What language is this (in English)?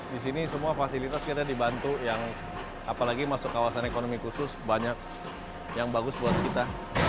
Indonesian